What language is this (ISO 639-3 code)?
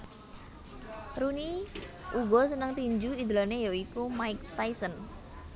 jav